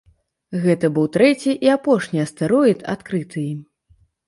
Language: Belarusian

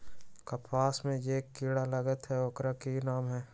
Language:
Magahi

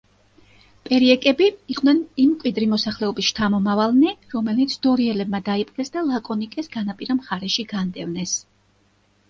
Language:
Georgian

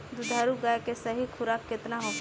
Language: Bhojpuri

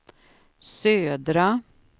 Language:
Swedish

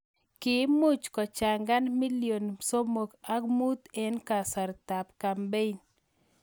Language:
Kalenjin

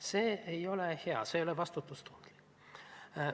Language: Estonian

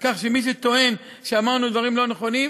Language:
Hebrew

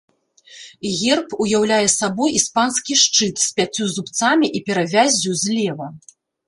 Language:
Belarusian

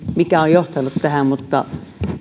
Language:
Finnish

